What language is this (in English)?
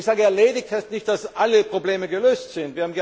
German